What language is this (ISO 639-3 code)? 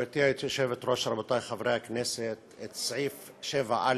heb